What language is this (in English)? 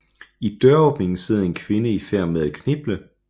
Danish